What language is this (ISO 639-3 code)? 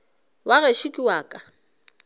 nso